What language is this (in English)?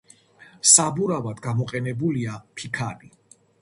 Georgian